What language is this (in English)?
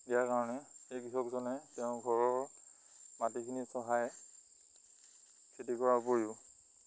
Assamese